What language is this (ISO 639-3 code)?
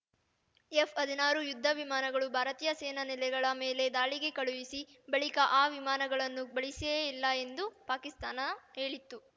kan